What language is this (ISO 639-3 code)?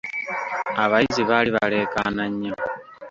lug